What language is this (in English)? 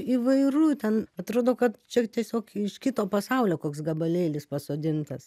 Lithuanian